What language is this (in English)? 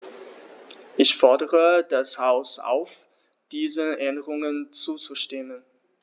German